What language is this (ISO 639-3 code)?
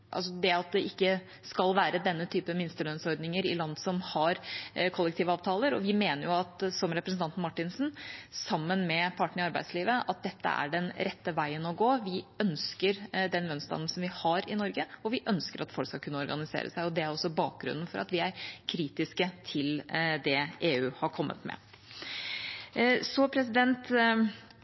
nob